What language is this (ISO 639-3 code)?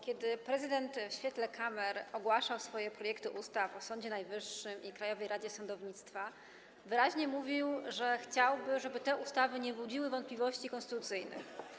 pol